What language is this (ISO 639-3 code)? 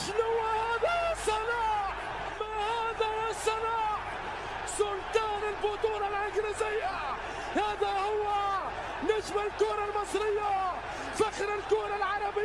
ara